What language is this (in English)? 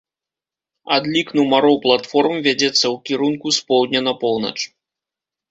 Belarusian